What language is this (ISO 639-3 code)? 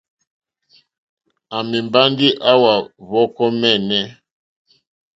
bri